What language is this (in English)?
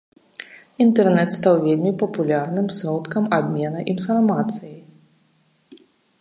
Belarusian